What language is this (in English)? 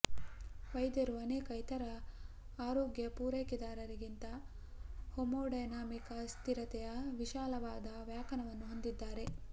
Kannada